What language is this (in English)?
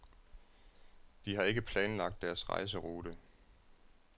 Danish